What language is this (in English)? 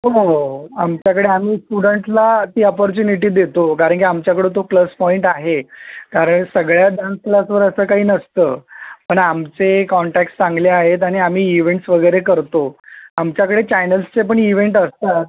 Marathi